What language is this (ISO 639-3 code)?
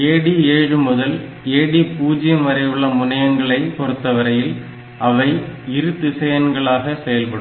tam